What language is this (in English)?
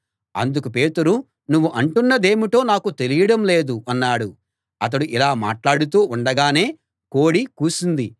Telugu